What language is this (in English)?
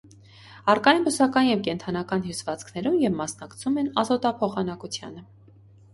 Armenian